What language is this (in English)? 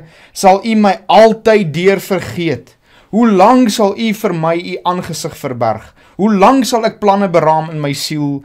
Dutch